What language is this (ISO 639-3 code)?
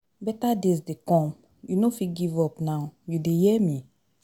pcm